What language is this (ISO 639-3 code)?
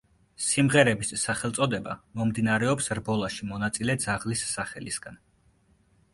kat